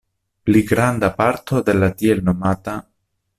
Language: Esperanto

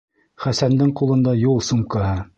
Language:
Bashkir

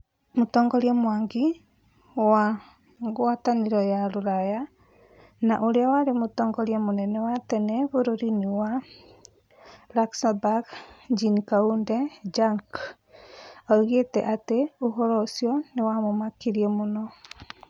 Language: Kikuyu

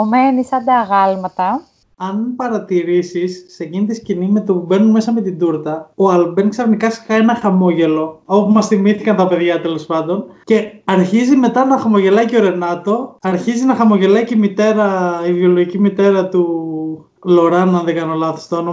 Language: Greek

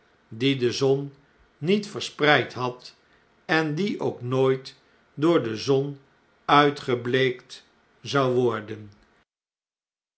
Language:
Dutch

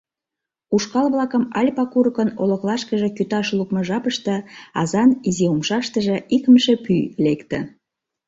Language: Mari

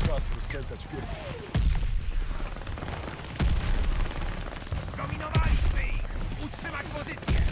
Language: Polish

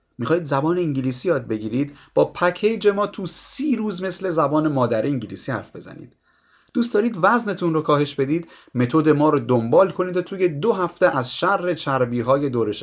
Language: Persian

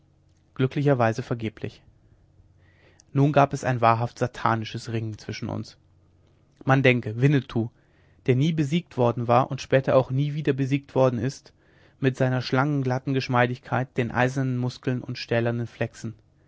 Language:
German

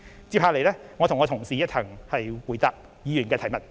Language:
Cantonese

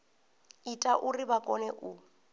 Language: Venda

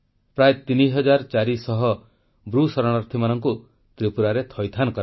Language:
Odia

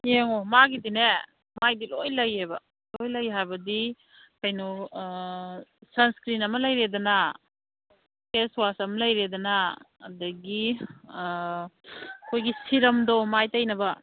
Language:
Manipuri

